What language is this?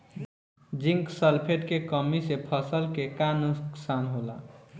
Bhojpuri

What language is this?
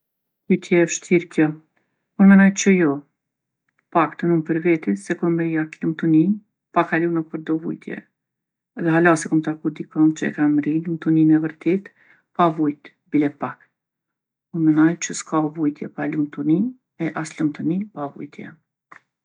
Gheg Albanian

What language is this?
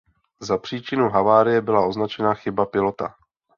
Czech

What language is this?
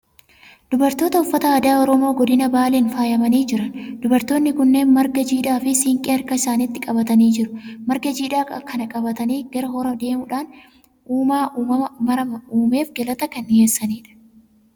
Oromo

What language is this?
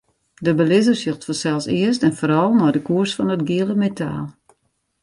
Western Frisian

